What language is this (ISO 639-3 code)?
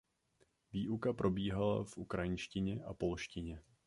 ces